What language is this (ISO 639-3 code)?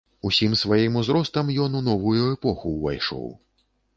bel